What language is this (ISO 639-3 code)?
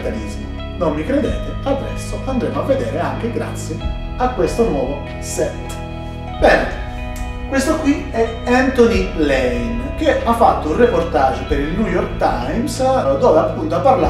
ita